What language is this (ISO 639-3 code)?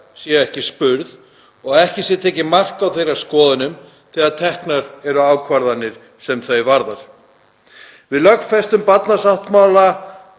isl